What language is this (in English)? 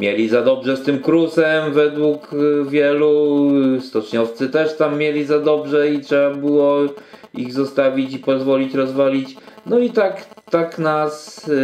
Polish